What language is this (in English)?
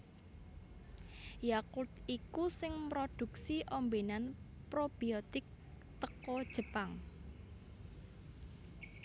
Javanese